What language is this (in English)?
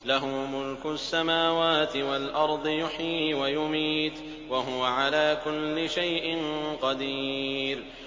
Arabic